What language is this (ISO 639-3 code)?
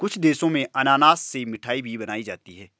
hin